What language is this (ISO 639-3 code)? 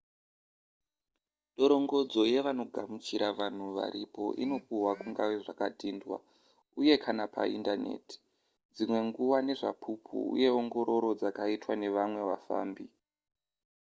sna